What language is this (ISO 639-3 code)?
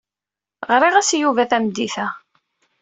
kab